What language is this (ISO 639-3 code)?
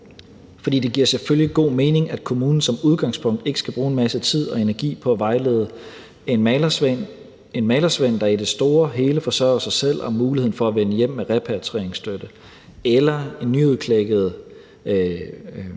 dan